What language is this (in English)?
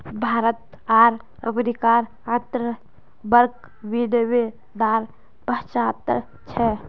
Magahi